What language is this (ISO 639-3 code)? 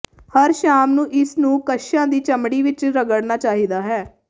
pan